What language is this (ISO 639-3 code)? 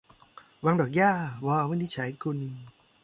tha